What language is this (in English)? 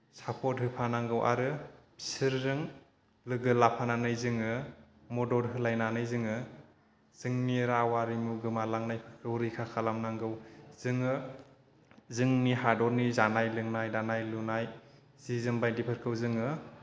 Bodo